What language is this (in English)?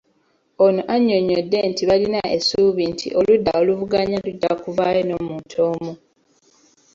Ganda